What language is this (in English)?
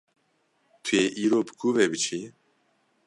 Kurdish